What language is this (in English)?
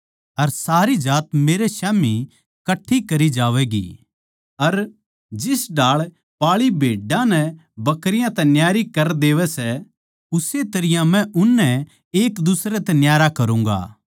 Haryanvi